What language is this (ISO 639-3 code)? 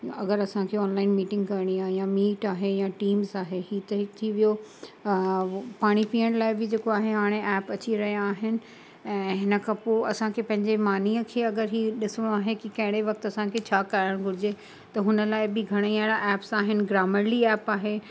snd